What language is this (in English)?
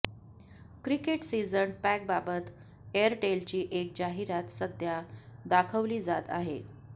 Marathi